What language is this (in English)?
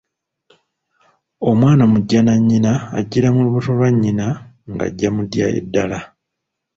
Ganda